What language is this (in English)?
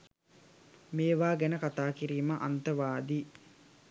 Sinhala